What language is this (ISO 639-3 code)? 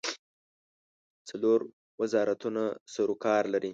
pus